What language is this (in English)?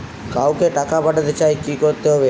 Bangla